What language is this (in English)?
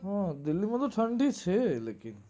Gujarati